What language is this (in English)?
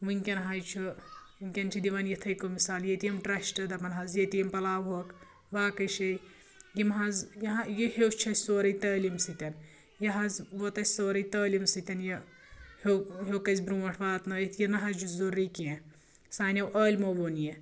Kashmiri